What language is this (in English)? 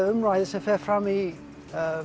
Icelandic